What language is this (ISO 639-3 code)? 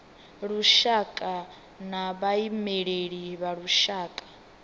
ven